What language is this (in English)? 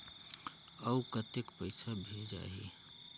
Chhattisgarhi